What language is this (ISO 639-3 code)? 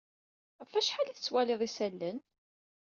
kab